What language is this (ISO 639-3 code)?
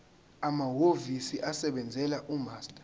zul